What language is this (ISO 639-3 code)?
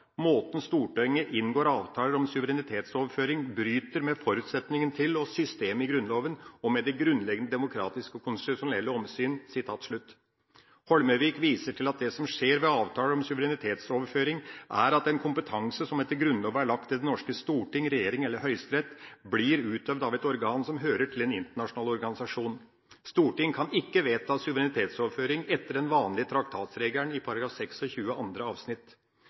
nob